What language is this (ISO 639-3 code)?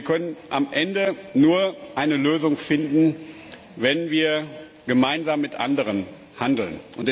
deu